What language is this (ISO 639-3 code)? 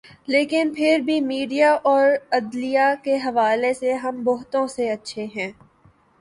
urd